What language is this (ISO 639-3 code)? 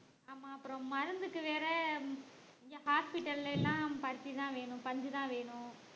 tam